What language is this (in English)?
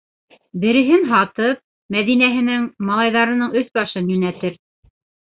Bashkir